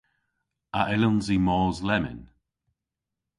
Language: Cornish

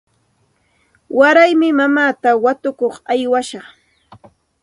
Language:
Santa Ana de Tusi Pasco Quechua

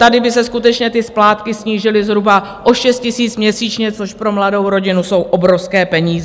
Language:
Czech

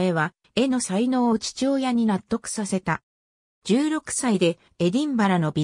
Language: Japanese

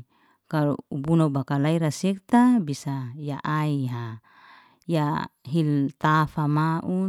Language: Liana-Seti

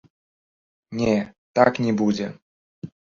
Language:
Belarusian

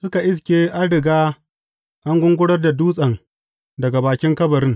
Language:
Hausa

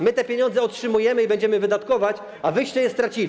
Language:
Polish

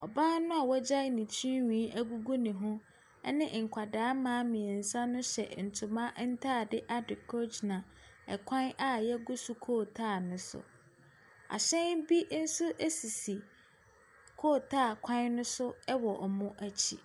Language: Akan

